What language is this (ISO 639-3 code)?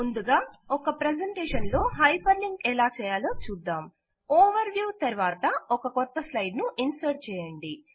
tel